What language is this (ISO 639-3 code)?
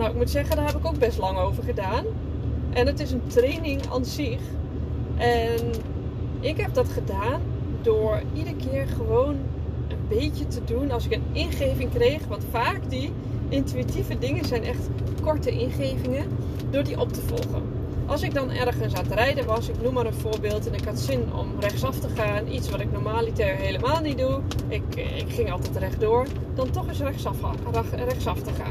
nld